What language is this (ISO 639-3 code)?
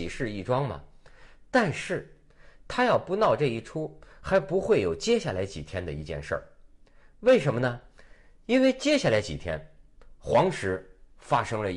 zho